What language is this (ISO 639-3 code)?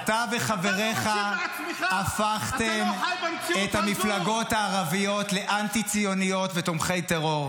heb